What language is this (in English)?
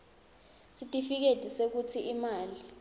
Swati